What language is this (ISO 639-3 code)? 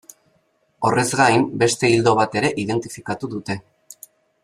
eus